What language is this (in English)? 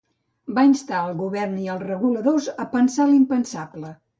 Catalan